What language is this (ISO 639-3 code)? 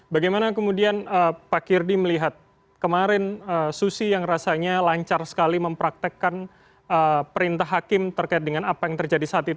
ind